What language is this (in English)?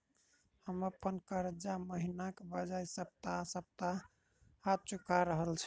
Maithili